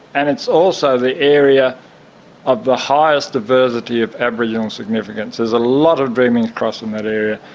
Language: English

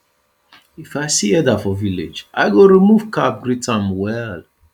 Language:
Nigerian Pidgin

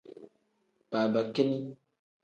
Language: Tem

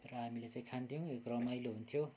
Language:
Nepali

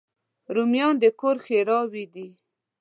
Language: Pashto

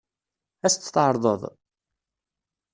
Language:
Kabyle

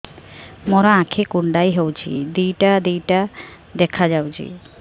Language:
Odia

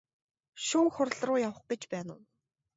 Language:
Mongolian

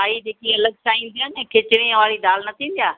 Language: Sindhi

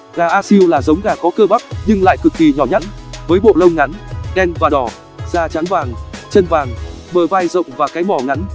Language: Vietnamese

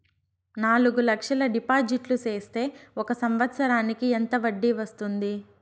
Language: Telugu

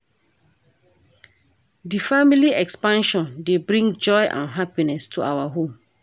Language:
Nigerian Pidgin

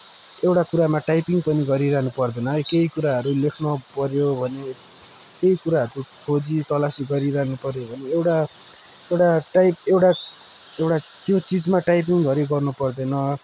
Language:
Nepali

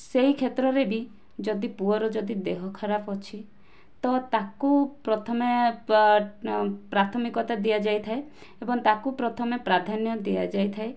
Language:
Odia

